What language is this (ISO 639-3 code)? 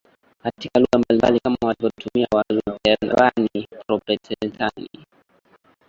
swa